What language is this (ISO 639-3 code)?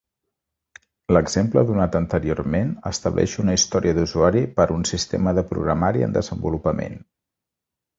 cat